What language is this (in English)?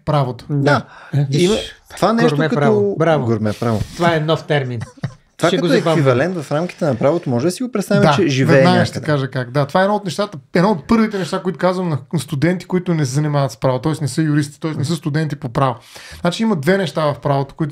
Bulgarian